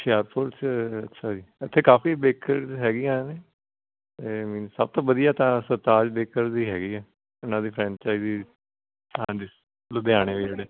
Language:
Punjabi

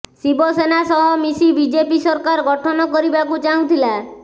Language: Odia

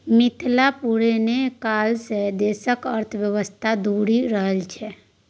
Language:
Maithili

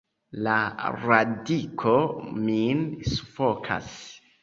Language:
Esperanto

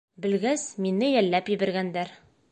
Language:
Bashkir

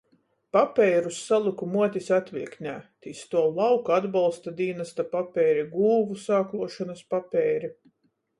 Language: Latgalian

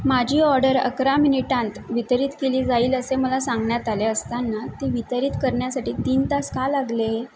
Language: Marathi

